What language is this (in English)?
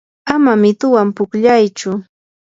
Yanahuanca Pasco Quechua